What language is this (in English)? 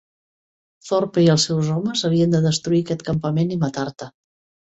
Catalan